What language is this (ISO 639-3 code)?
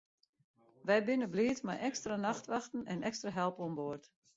fry